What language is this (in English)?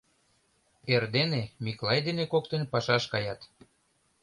Mari